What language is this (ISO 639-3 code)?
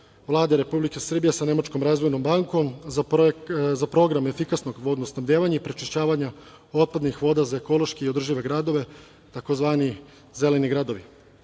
srp